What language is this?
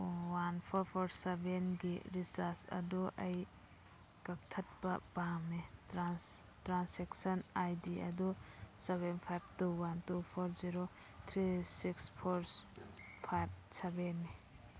Manipuri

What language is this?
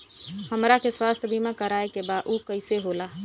Bhojpuri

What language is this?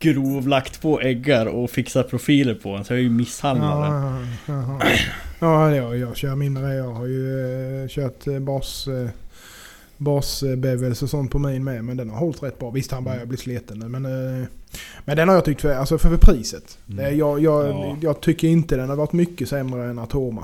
Swedish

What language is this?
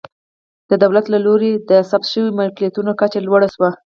Pashto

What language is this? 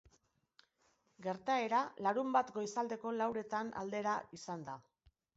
Basque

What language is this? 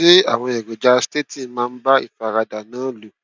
Yoruba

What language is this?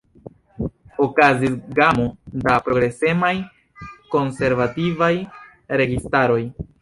Esperanto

